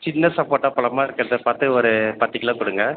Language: Tamil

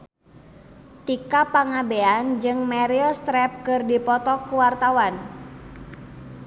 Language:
Sundanese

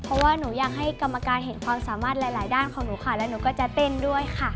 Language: Thai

